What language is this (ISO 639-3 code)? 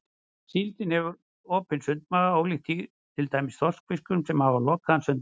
isl